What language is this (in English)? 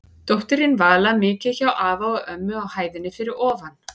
Icelandic